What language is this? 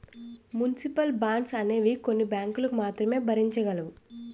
Telugu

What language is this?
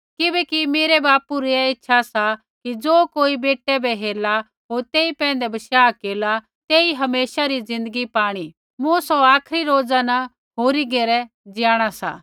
Kullu Pahari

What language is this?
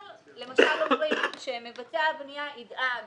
Hebrew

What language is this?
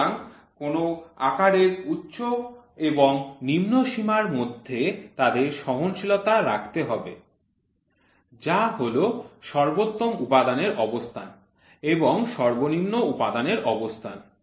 Bangla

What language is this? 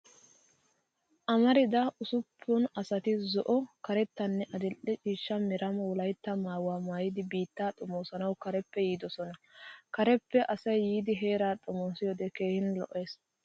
Wolaytta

